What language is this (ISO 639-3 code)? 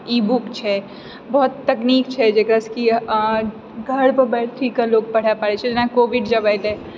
mai